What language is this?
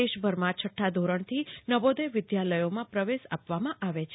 Gujarati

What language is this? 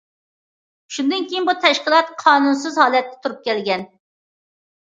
Uyghur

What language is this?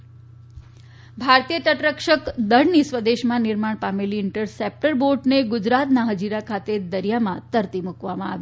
Gujarati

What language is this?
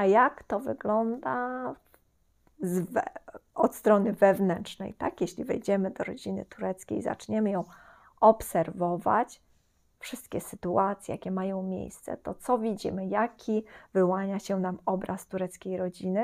Polish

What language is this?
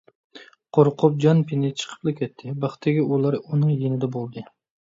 Uyghur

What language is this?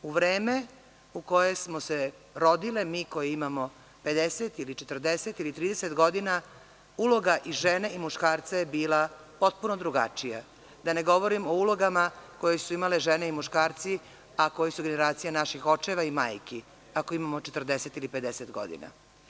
Serbian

